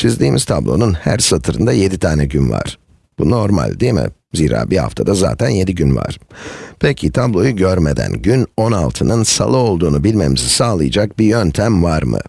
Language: Turkish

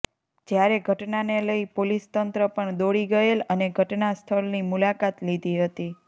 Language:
Gujarati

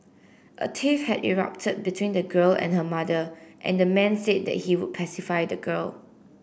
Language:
English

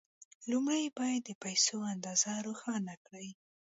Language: Pashto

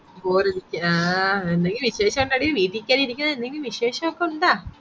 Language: Malayalam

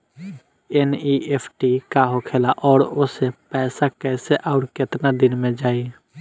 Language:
Bhojpuri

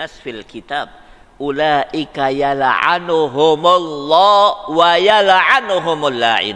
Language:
Indonesian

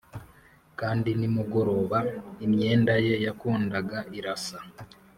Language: Kinyarwanda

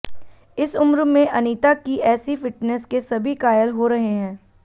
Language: Hindi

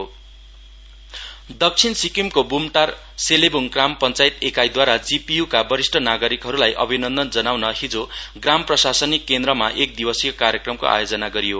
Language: Nepali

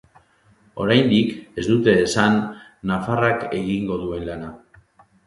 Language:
Basque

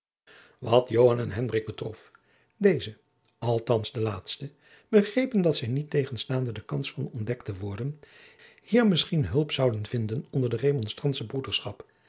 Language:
Dutch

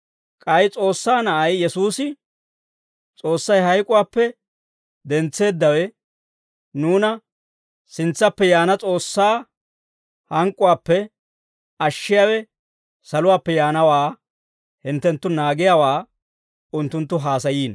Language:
Dawro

